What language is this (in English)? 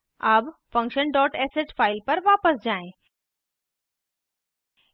Hindi